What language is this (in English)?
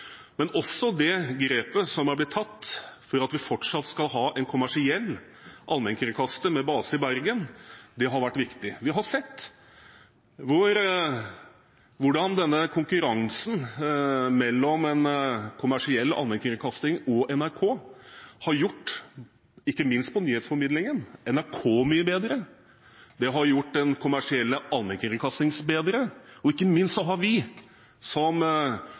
Norwegian Bokmål